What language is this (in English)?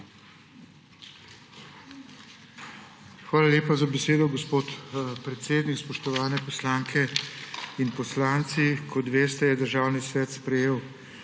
Slovenian